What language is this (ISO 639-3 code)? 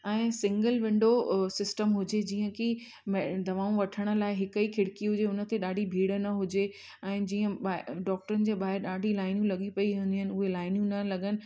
snd